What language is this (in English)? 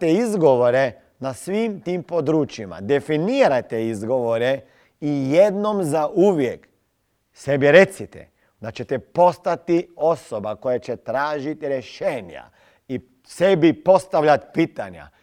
Croatian